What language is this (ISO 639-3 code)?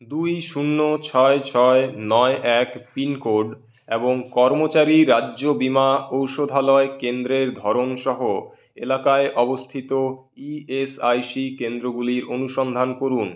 ben